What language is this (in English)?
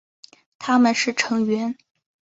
Chinese